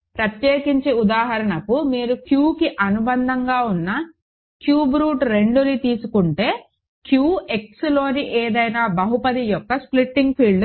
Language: Telugu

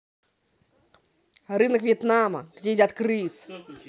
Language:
Russian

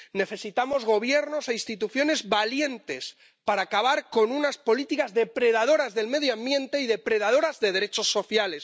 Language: Spanish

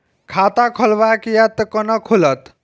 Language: Maithili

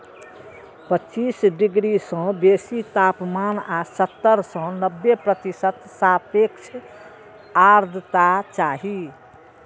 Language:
Maithili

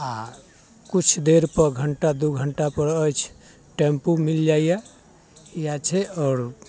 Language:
Maithili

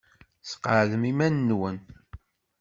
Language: Kabyle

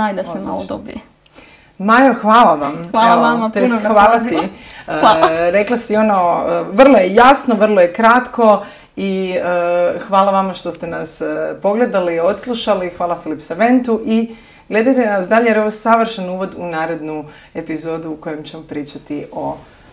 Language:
Croatian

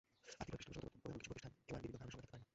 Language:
Bangla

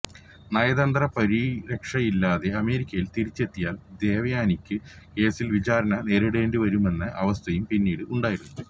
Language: Malayalam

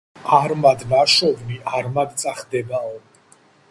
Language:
Georgian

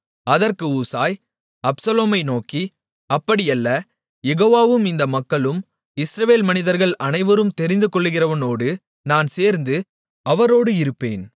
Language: Tamil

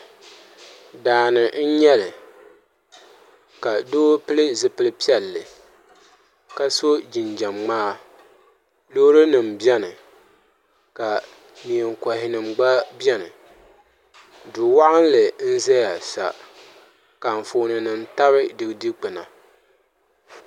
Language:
Dagbani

